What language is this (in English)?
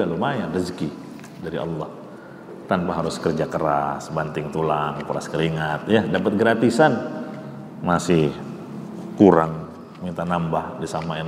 Indonesian